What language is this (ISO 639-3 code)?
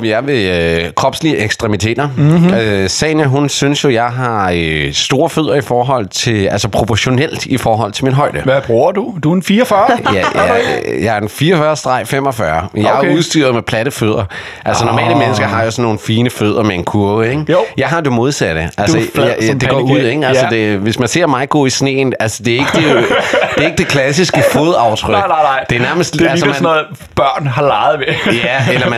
dan